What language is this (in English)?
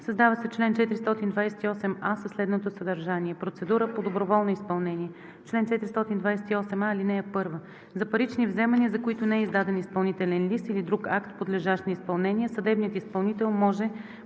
Bulgarian